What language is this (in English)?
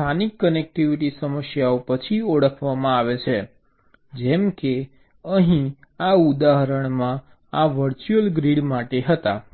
Gujarati